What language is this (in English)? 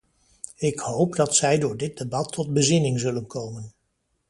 Dutch